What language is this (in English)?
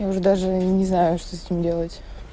Russian